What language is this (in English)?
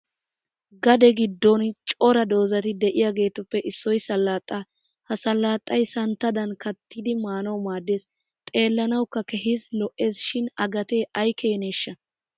Wolaytta